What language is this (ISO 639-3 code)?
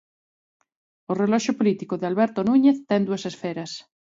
glg